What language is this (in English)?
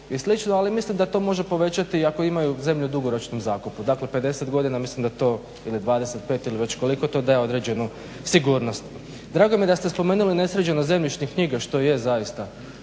Croatian